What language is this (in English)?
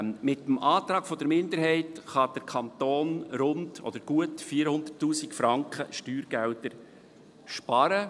Swiss German